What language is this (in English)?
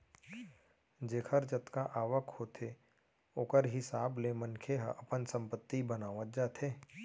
Chhattisgarhi